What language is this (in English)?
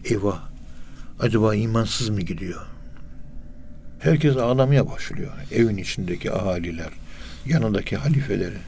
Turkish